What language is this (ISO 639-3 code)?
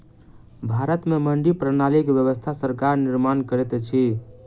mai